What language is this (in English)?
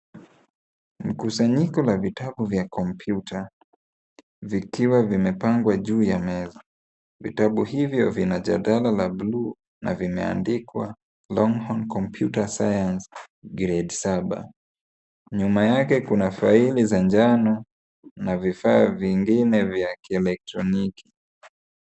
Swahili